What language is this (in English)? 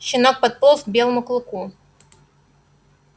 Russian